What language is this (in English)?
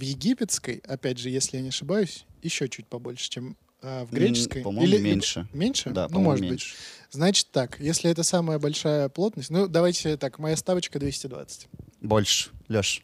Russian